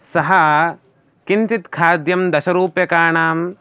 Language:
Sanskrit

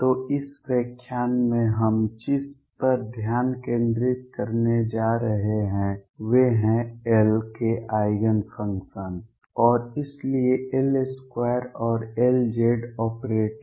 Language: Hindi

